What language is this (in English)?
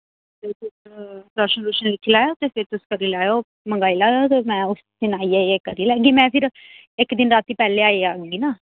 Dogri